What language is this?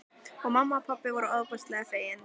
Icelandic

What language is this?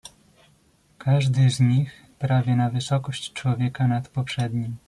Polish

